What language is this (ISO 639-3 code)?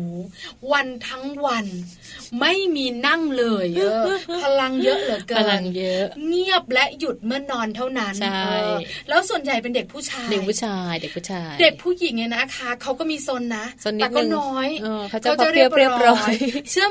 tha